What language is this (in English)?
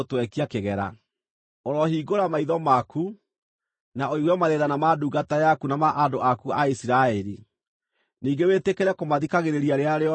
Kikuyu